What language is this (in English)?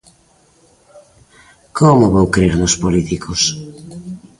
Galician